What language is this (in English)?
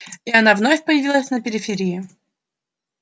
Russian